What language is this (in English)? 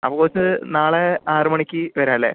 Malayalam